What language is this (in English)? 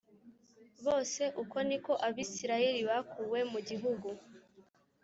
Kinyarwanda